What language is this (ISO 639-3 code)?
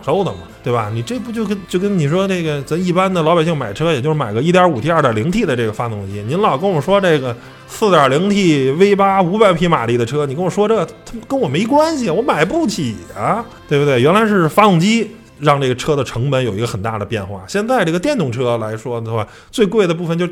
zho